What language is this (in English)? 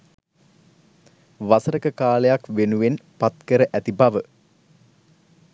Sinhala